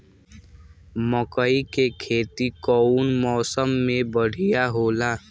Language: Bhojpuri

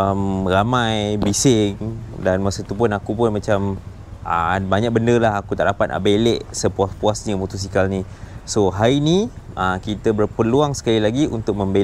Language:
Malay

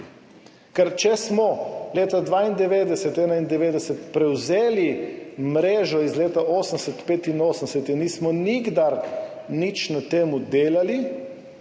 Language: Slovenian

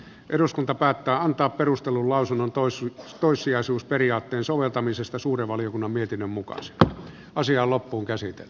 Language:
Finnish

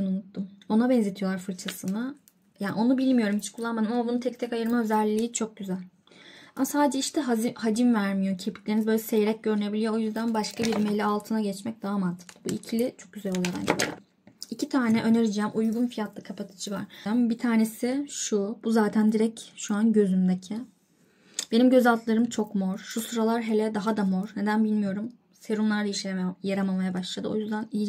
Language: Turkish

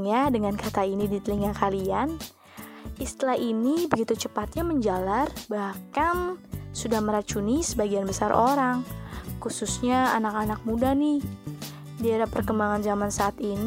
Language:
Indonesian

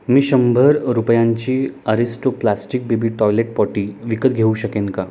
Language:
Marathi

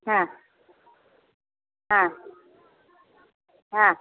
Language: Maithili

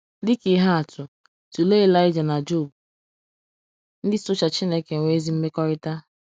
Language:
Igbo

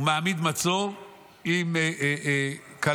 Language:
Hebrew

